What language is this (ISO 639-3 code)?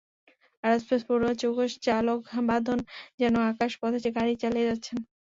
ben